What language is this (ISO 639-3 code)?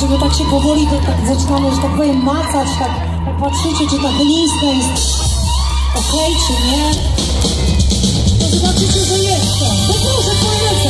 pol